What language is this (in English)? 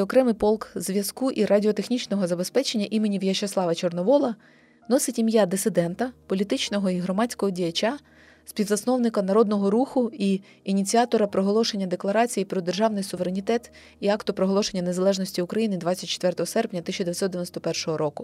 Ukrainian